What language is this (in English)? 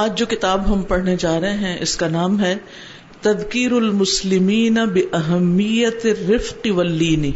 Urdu